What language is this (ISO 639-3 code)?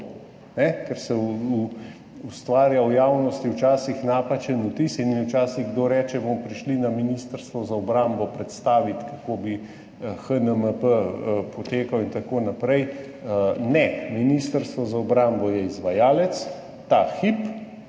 slv